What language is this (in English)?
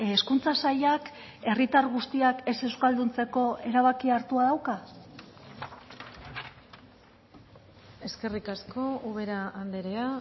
Basque